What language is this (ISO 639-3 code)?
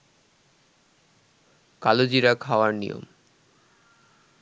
ben